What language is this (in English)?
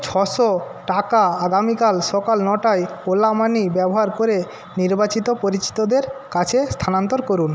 Bangla